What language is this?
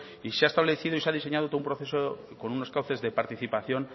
Spanish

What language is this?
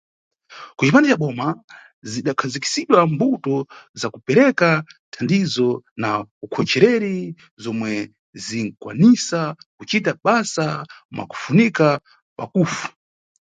Nyungwe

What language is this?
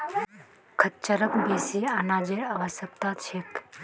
Magahi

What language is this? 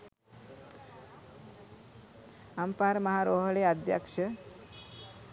Sinhala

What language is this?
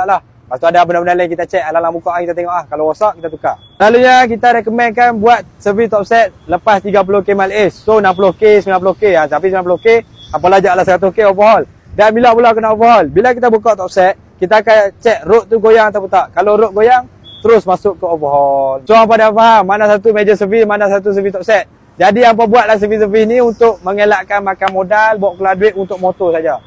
Malay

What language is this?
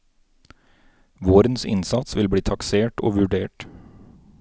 Norwegian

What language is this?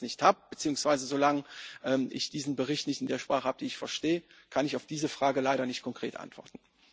German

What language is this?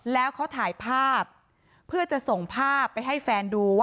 Thai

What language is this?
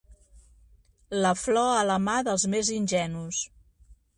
Catalan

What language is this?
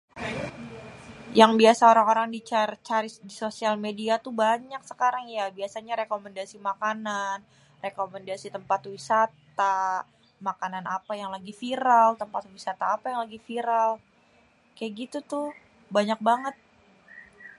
Betawi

